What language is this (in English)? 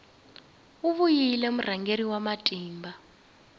Tsonga